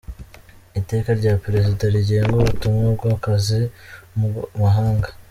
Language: Kinyarwanda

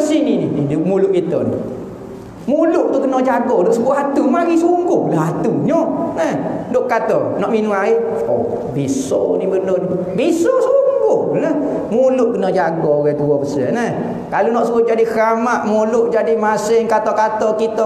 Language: Malay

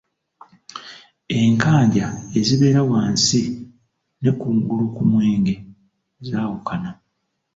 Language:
Ganda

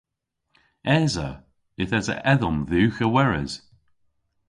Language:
Cornish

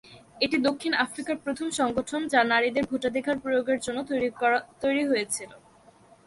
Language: Bangla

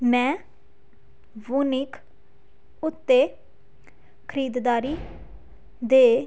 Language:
Punjabi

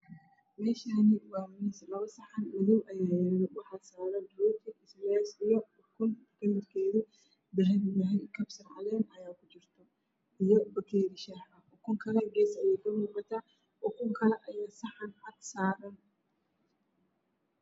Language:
Somali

